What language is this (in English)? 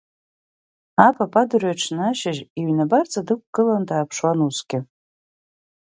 Abkhazian